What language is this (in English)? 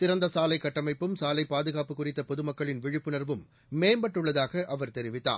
Tamil